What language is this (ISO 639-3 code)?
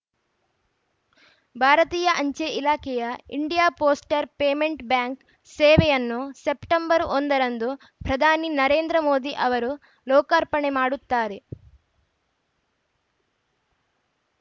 kan